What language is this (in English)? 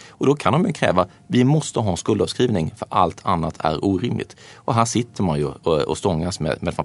Swedish